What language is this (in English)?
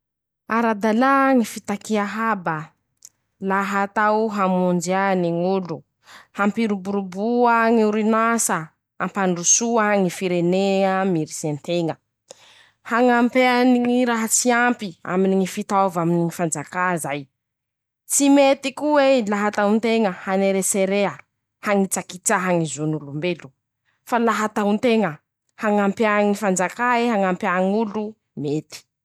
Masikoro Malagasy